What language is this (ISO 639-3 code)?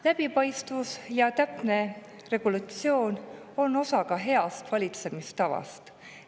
est